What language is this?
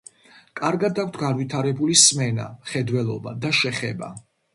Georgian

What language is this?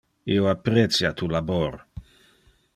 Interlingua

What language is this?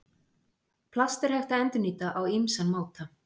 Icelandic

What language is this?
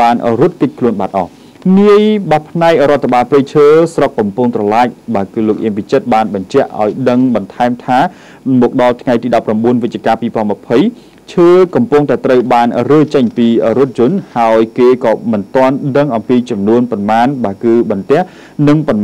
Thai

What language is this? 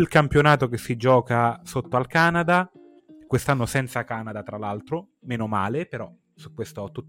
Italian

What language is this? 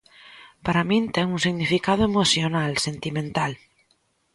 Galician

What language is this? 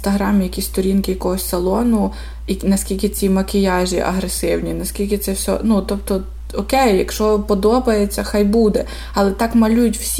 Ukrainian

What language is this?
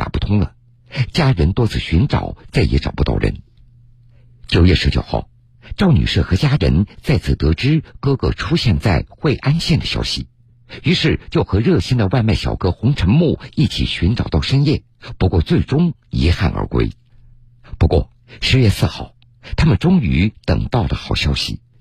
Chinese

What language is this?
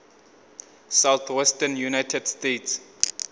Northern Sotho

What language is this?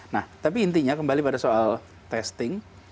Indonesian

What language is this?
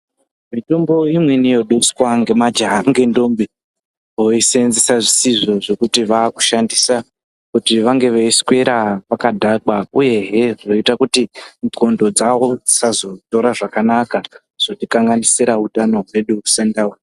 Ndau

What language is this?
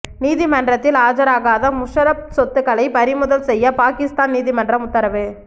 Tamil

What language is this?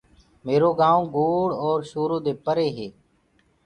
Gurgula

